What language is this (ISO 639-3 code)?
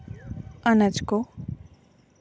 sat